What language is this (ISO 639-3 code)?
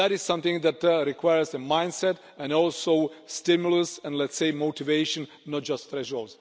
eng